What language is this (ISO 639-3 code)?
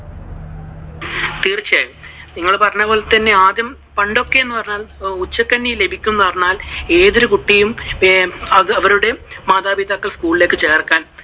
mal